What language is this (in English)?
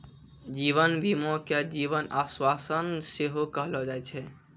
Maithili